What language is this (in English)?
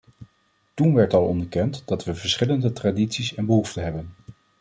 Dutch